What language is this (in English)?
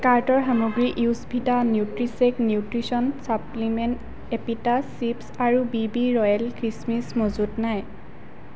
Assamese